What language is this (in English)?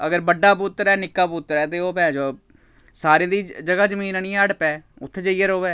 Dogri